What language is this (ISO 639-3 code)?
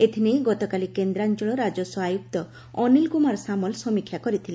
ori